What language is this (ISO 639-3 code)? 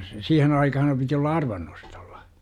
fin